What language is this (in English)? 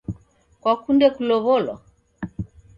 Taita